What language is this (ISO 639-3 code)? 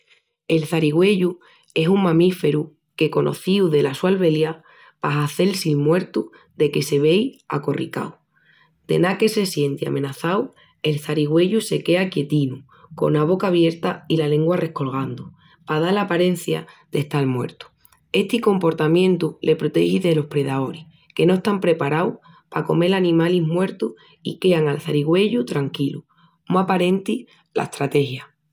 ext